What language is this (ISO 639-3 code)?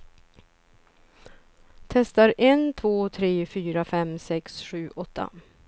swe